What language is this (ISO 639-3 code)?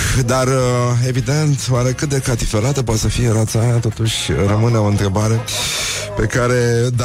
ron